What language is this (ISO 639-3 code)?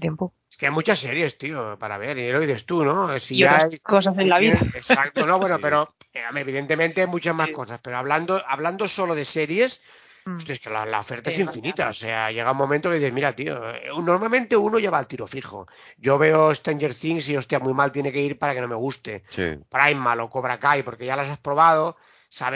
spa